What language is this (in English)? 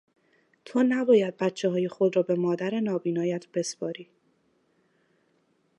Persian